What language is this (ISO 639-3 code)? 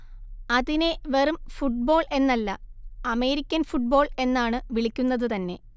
mal